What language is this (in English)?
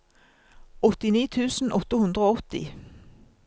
Norwegian